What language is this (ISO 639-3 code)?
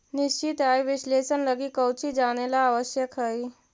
mag